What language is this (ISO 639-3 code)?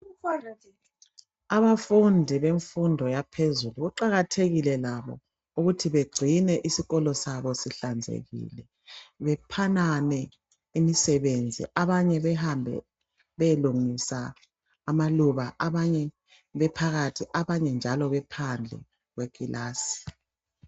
nde